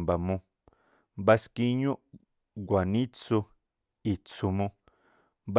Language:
Tlacoapa Me'phaa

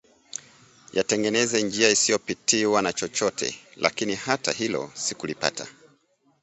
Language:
Swahili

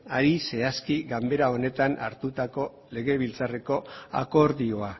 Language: Basque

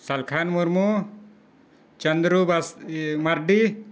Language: Santali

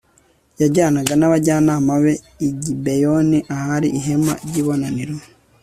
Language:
Kinyarwanda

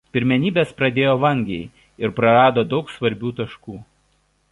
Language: Lithuanian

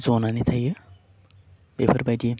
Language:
Bodo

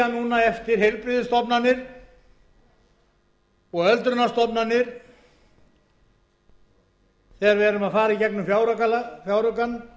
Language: Icelandic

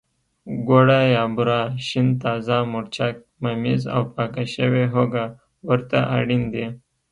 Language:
Pashto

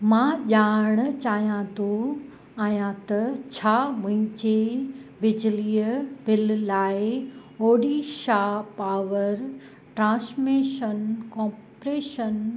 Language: Sindhi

